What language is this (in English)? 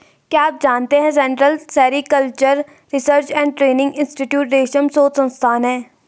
Hindi